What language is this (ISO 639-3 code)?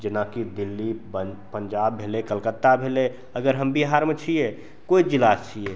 mai